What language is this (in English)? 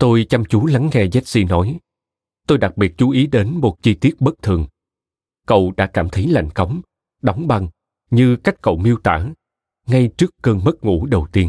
Vietnamese